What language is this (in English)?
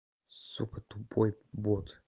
Russian